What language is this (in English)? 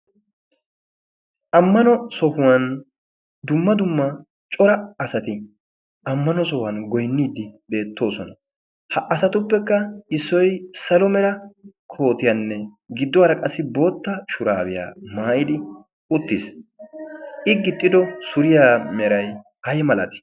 Wolaytta